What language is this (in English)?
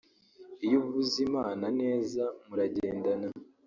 Kinyarwanda